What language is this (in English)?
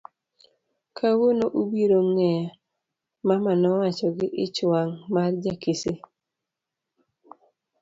Luo (Kenya and Tanzania)